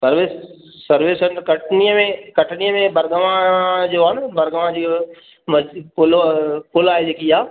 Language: Sindhi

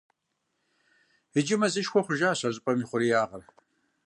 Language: Kabardian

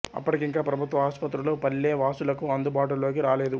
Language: Telugu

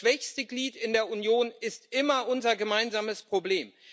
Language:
German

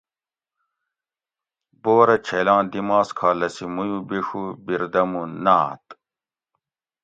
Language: Gawri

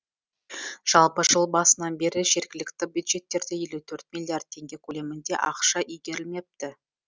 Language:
Kazakh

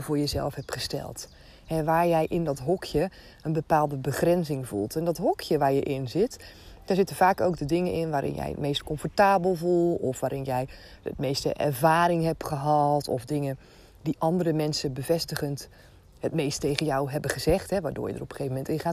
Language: Dutch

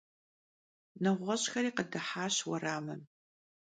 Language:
Kabardian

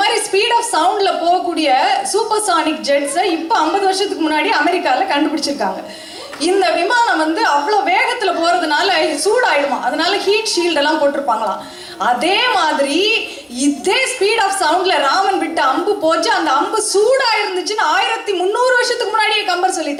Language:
Tamil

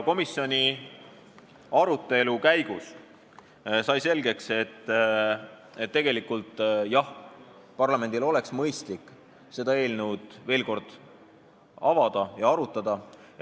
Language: Estonian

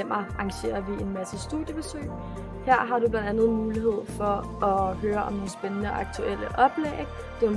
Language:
Danish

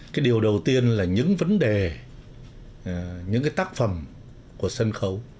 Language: Vietnamese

